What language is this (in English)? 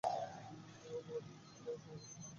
Bangla